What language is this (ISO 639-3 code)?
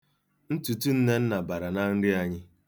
ibo